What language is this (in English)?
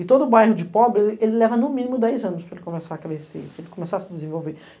Portuguese